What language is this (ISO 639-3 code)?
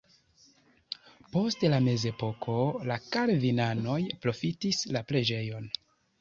epo